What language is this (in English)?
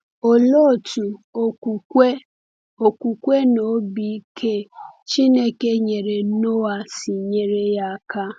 Igbo